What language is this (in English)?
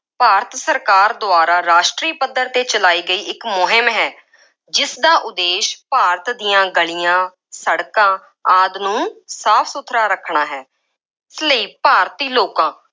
Punjabi